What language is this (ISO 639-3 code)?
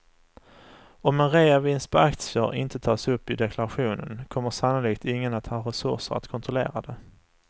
swe